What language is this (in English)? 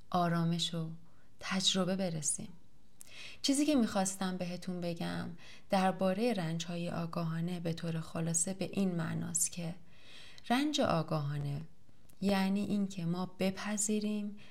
Persian